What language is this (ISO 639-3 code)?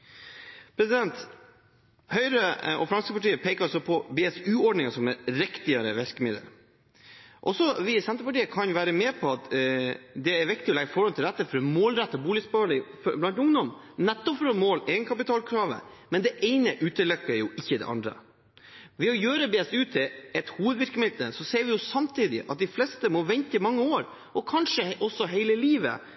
nob